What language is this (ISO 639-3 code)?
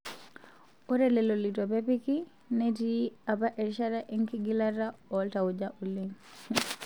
mas